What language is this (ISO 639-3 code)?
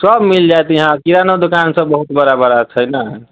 mai